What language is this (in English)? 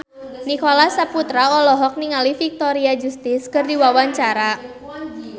Sundanese